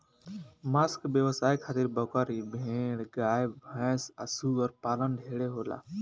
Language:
Bhojpuri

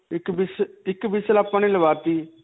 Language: Punjabi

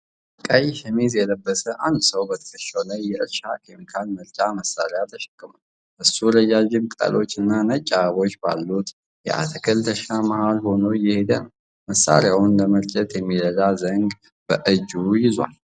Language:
Amharic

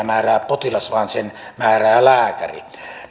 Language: Finnish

